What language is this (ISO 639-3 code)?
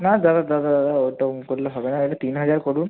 ben